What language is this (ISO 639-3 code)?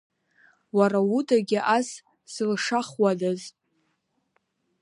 abk